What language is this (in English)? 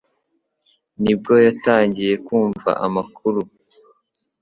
Kinyarwanda